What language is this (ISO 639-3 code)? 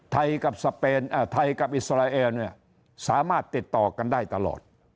tha